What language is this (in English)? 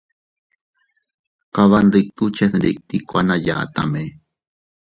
Teutila Cuicatec